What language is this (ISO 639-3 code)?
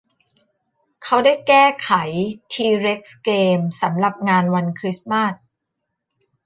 tha